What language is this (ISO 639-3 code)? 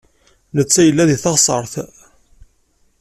kab